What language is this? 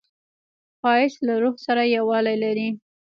Pashto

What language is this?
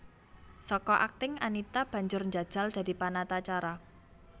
Javanese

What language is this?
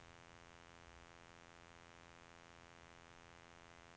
Norwegian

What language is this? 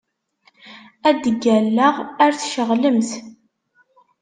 Kabyle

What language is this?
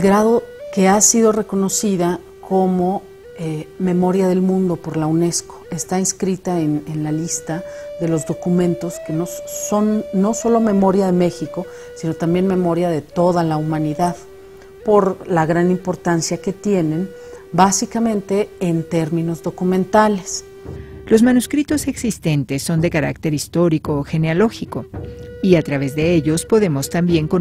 Spanish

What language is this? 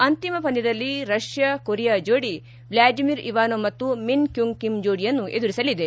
Kannada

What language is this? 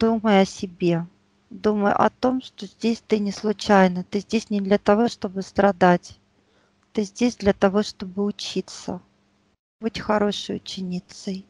Russian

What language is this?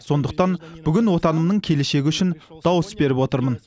Kazakh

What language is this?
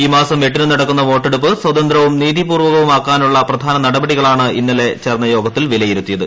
Malayalam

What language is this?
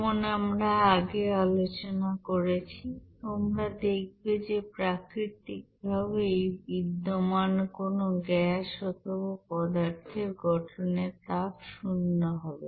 Bangla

